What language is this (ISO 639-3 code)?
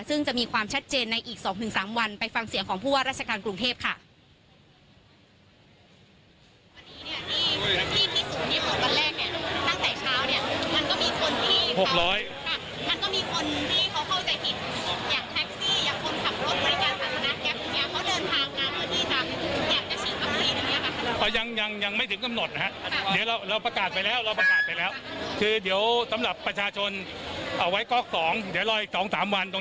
tha